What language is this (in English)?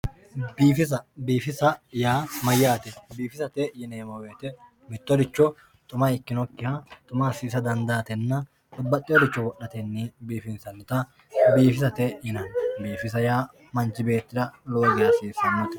Sidamo